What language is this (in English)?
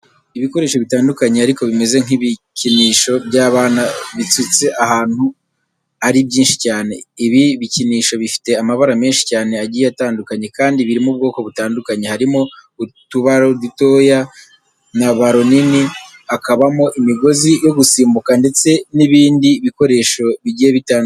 Kinyarwanda